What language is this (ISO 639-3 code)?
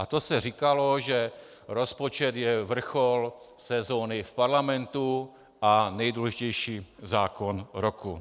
ces